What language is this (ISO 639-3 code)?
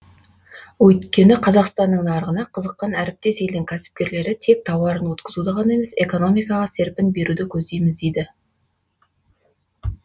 kaz